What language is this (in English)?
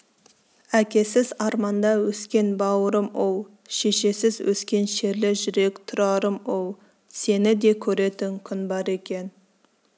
Kazakh